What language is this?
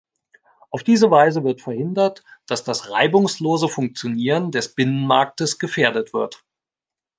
German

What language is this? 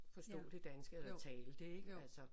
Danish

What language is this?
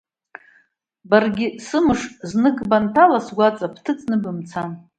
Abkhazian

